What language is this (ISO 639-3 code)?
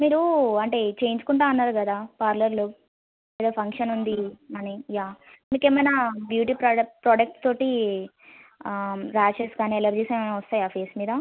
tel